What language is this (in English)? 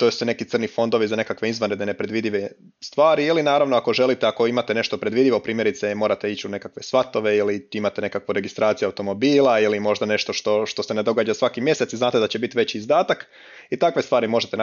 Croatian